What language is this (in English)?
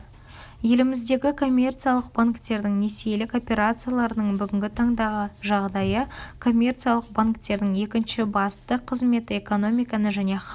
Kazakh